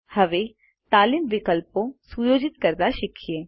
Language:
Gujarati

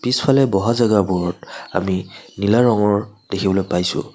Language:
Assamese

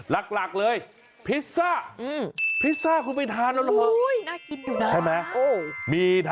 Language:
Thai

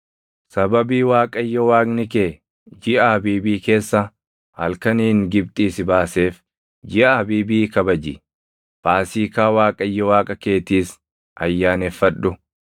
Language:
Oromo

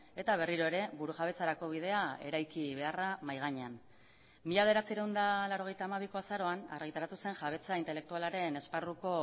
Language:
Basque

